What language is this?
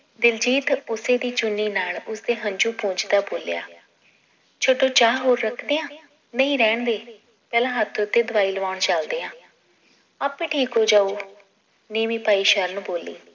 Punjabi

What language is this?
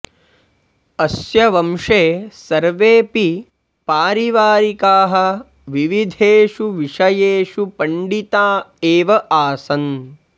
Sanskrit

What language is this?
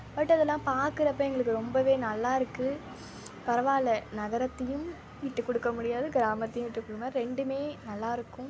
Tamil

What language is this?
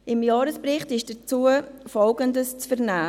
Swiss German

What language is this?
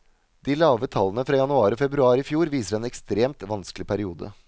Norwegian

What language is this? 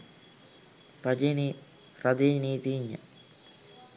Sinhala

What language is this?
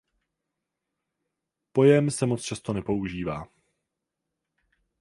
Czech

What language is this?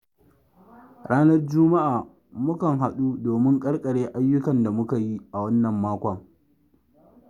Hausa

